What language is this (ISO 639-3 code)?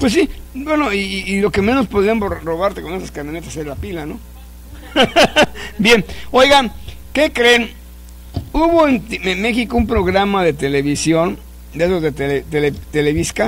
spa